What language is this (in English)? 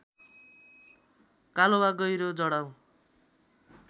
Nepali